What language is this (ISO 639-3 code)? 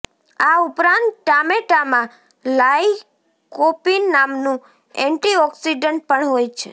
guj